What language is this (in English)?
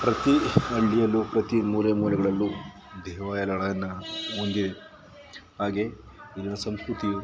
Kannada